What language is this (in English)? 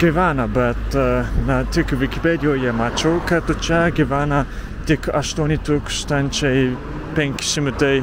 Lithuanian